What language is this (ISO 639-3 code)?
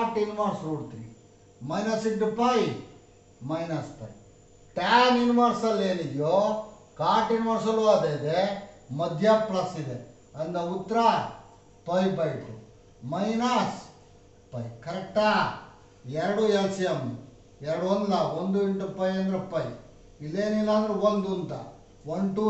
tur